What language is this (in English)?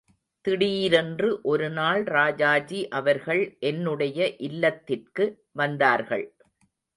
Tamil